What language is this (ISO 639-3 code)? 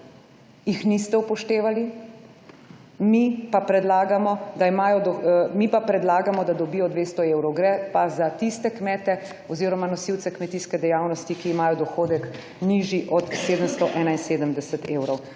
slv